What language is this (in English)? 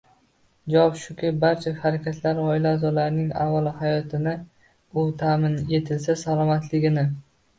Uzbek